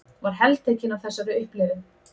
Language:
Icelandic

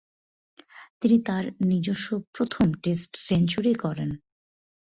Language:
Bangla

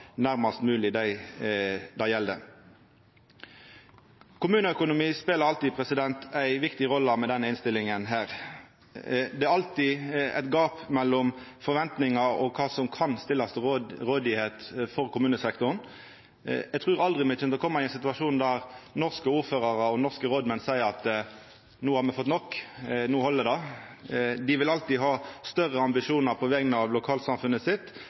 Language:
Norwegian Nynorsk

